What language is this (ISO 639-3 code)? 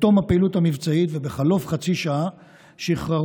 heb